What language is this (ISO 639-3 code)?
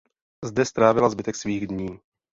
ces